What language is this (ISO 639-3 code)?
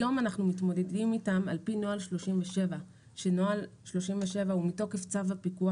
heb